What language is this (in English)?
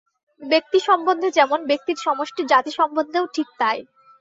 Bangla